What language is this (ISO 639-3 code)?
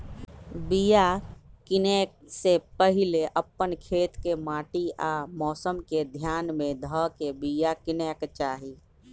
mag